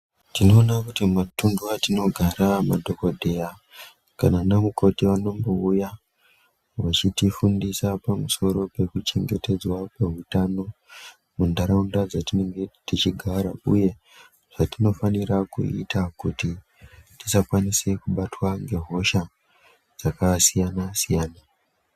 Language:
Ndau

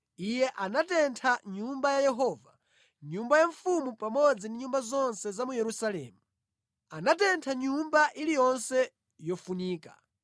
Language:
Nyanja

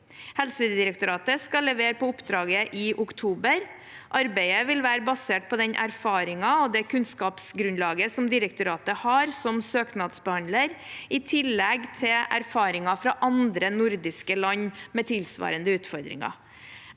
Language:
Norwegian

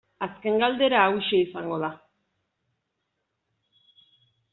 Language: Basque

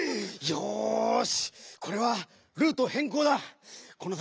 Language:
Japanese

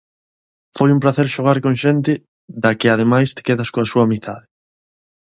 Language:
Galician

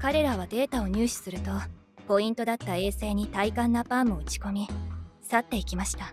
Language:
Japanese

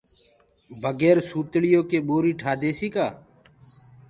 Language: Gurgula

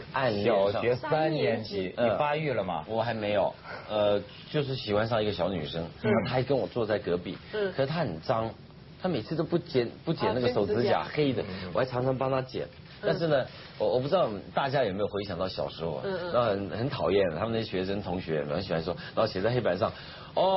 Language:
Chinese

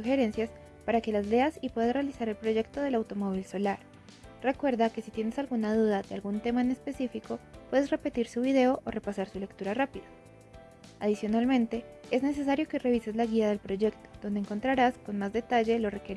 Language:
Spanish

